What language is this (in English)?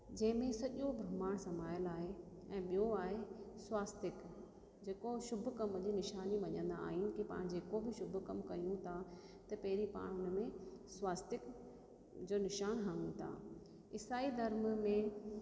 Sindhi